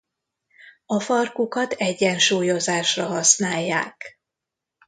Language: Hungarian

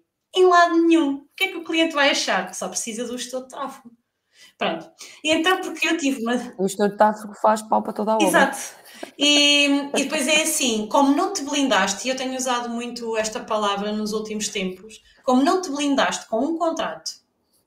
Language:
Portuguese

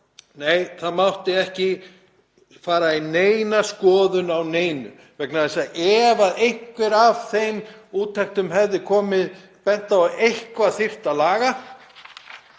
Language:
Icelandic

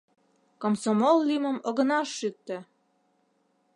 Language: Mari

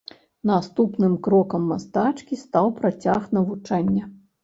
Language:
Belarusian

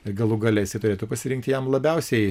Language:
Lithuanian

